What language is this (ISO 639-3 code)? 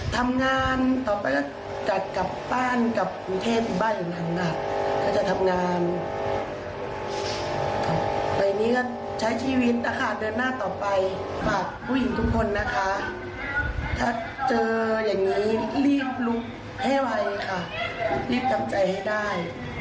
tha